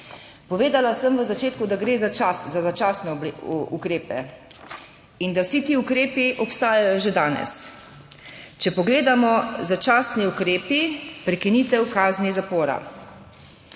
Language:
Slovenian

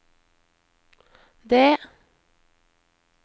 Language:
Norwegian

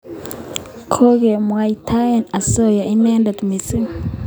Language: Kalenjin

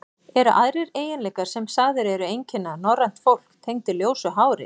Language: Icelandic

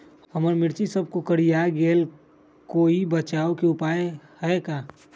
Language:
Magahi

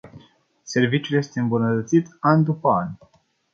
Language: Romanian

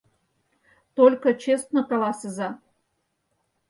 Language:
Mari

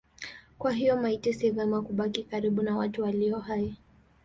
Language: Swahili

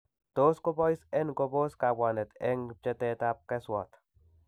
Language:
Kalenjin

